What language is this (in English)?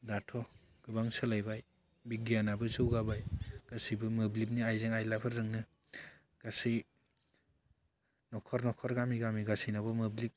Bodo